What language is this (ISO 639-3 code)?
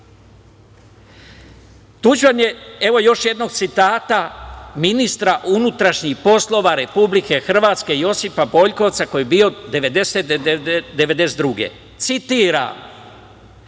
srp